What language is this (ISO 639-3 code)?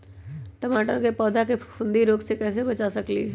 mag